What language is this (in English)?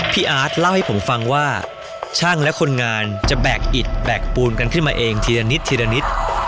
Thai